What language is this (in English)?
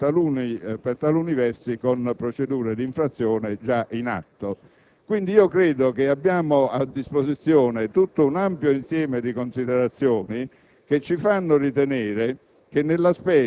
Italian